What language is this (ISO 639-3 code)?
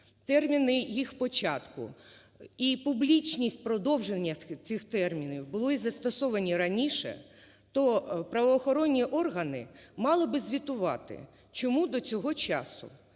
ukr